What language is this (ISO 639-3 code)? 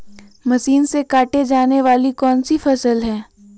mag